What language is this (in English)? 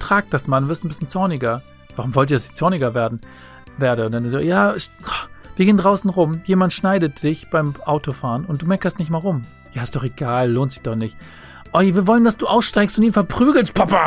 German